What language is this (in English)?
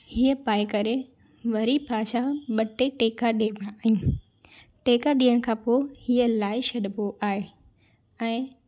Sindhi